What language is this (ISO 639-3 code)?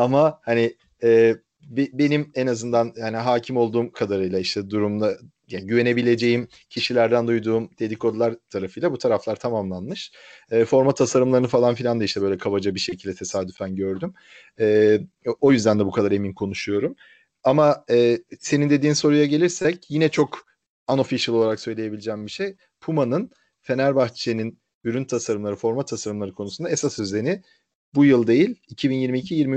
tur